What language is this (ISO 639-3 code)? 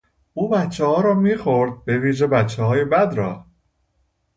fas